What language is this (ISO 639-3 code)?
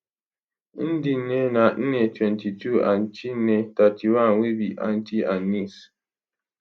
pcm